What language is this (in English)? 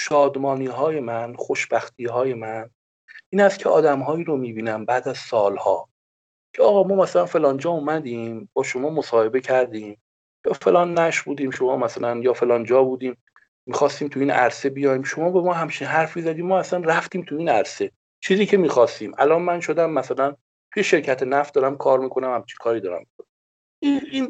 Persian